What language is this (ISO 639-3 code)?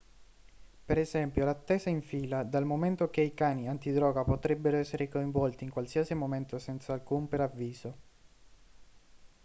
ita